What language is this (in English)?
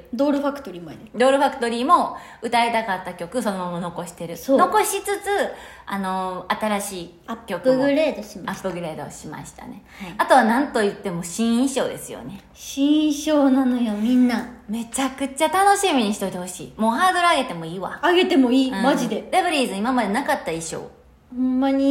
Japanese